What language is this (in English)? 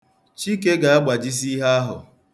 Igbo